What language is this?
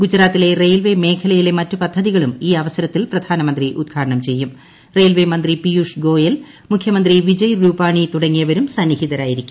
Malayalam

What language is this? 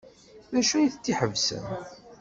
Kabyle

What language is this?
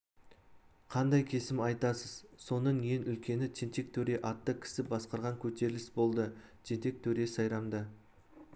Kazakh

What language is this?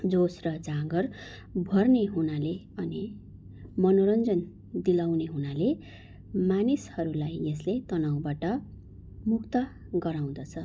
Nepali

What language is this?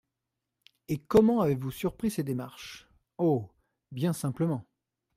French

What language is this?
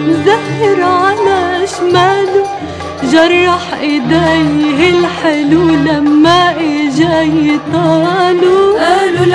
Arabic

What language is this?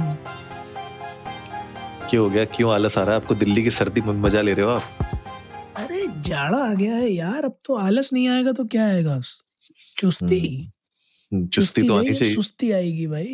Hindi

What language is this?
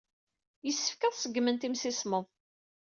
Kabyle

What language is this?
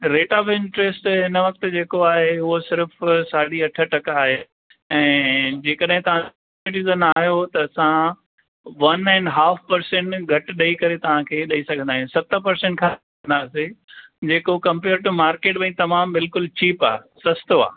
Sindhi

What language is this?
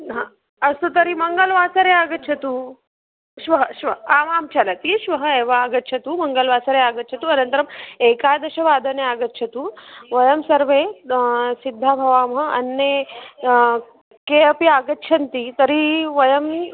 Sanskrit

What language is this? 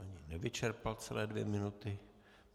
Czech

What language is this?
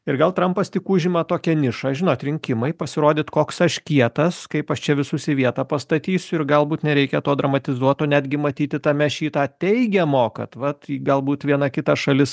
Lithuanian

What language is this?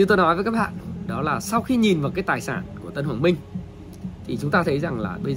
Vietnamese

